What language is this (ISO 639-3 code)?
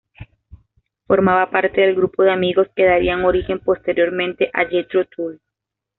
spa